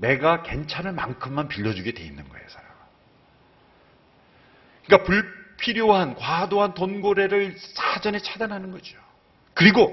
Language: Korean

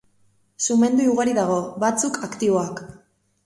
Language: Basque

